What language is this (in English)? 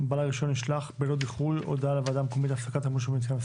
Hebrew